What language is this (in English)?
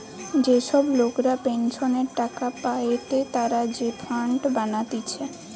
Bangla